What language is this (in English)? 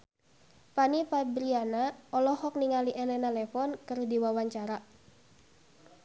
Sundanese